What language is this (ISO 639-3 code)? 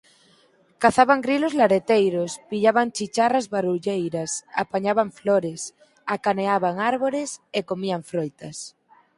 glg